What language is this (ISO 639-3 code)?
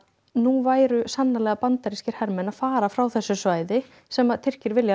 isl